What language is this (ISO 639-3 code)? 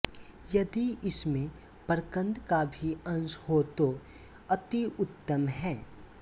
hin